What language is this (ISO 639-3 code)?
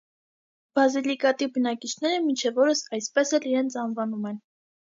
hye